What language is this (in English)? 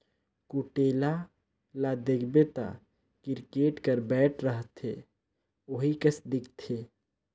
Chhattisgarhi